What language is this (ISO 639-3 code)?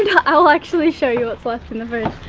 eng